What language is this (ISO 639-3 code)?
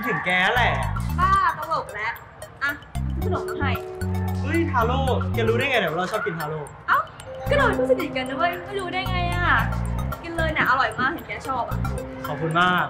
tha